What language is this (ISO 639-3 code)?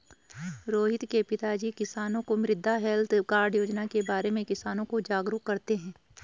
hin